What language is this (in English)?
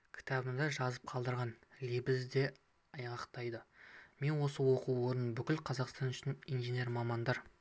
Kazakh